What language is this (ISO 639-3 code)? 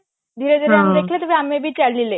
ori